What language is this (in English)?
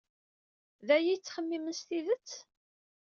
Kabyle